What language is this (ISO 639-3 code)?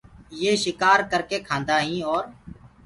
ggg